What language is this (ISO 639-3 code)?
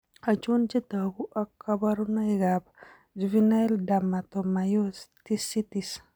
kln